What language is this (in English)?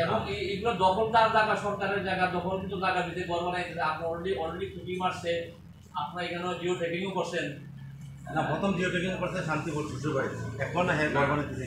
Thai